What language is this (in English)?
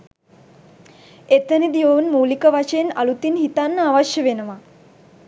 Sinhala